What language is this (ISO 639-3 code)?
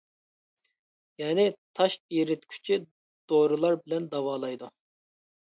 uig